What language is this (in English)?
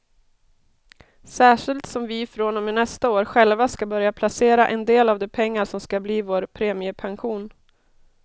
Swedish